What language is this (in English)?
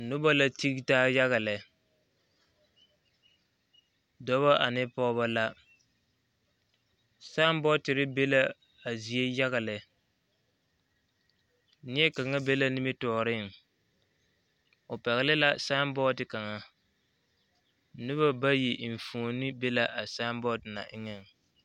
Southern Dagaare